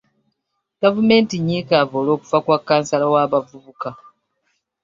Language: Ganda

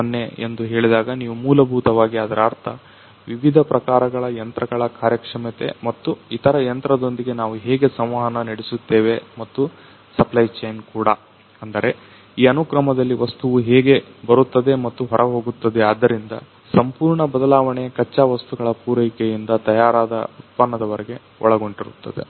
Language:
Kannada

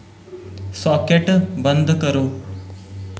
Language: Dogri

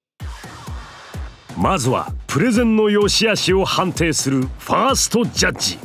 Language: Japanese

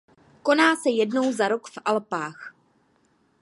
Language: Czech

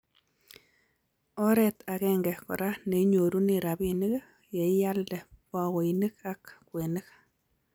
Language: Kalenjin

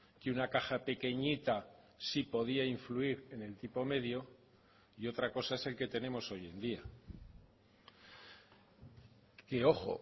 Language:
Spanish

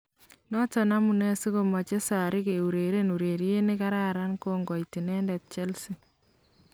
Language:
Kalenjin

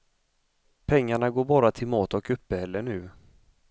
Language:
Swedish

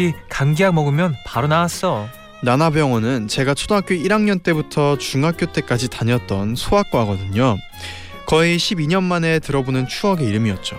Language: Korean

